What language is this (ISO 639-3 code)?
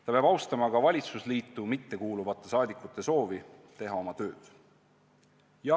est